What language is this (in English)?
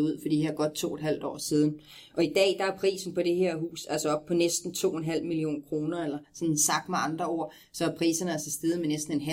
Danish